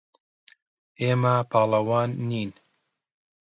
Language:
Central Kurdish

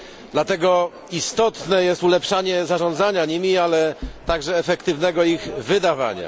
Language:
Polish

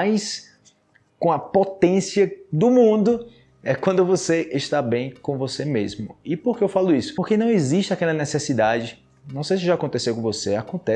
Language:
Portuguese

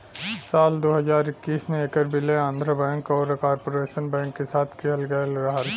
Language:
Bhojpuri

